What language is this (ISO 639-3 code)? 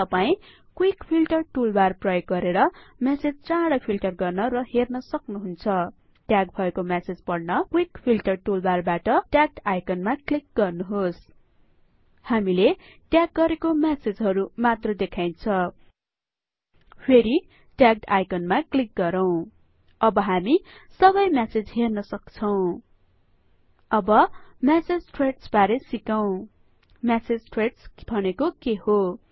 nep